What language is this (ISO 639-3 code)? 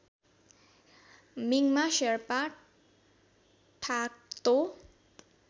nep